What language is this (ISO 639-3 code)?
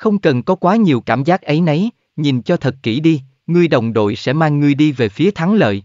vie